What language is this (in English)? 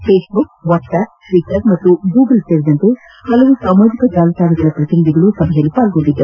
Kannada